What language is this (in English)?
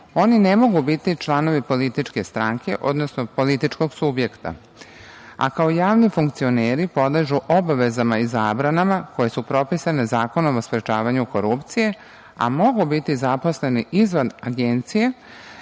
Serbian